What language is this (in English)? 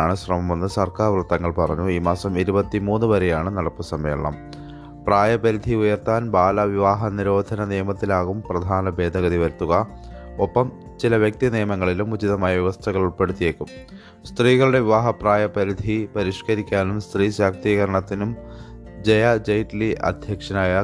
Malayalam